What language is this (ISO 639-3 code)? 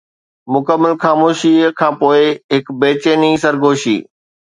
snd